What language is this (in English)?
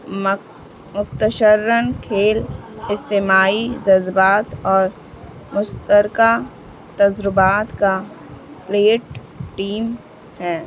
Urdu